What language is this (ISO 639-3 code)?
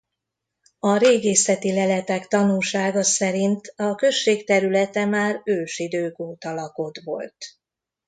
hun